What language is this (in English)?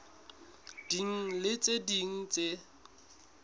Southern Sotho